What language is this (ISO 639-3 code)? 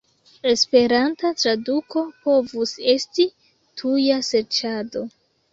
epo